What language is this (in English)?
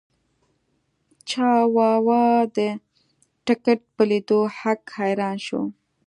Pashto